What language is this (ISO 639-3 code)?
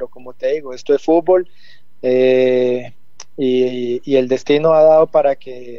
spa